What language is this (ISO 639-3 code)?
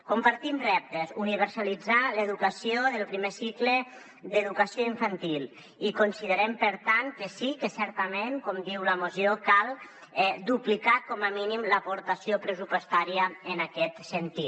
cat